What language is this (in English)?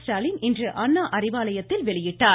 Tamil